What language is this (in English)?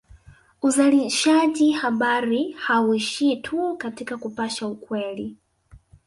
Swahili